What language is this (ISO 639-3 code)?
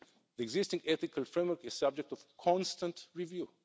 eng